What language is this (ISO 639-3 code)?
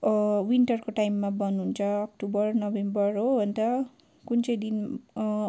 nep